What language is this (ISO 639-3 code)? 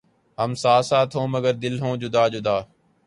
urd